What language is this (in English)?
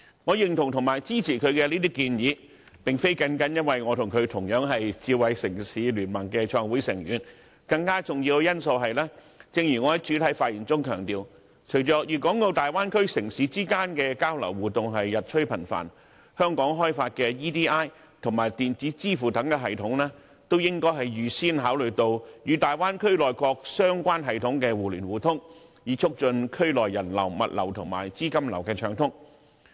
Cantonese